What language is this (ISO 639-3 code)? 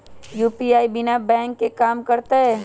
mag